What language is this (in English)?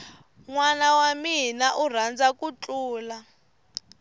Tsonga